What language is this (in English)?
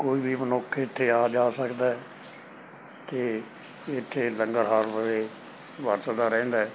Punjabi